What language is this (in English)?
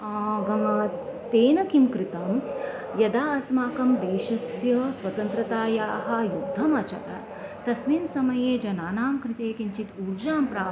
Sanskrit